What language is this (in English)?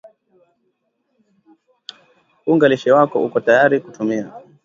Swahili